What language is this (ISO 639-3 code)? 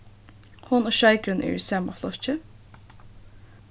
fao